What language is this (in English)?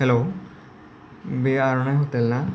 Bodo